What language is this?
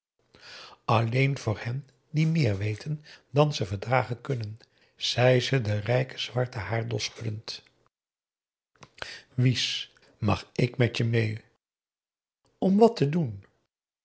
Dutch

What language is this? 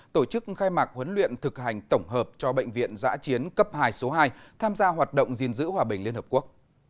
Vietnamese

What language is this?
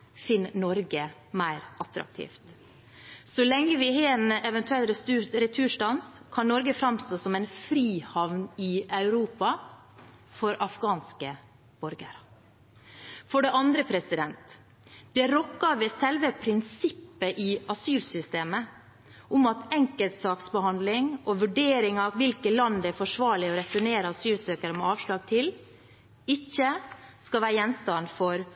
Norwegian Bokmål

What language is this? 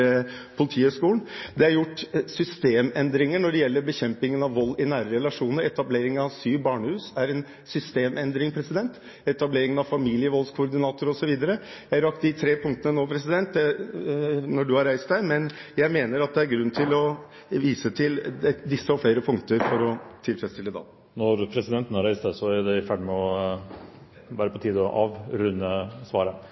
Norwegian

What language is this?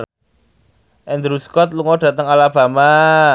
Javanese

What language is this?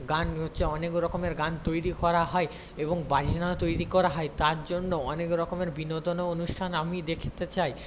Bangla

